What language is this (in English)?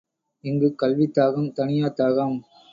Tamil